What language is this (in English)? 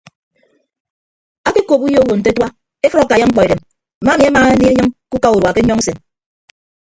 Ibibio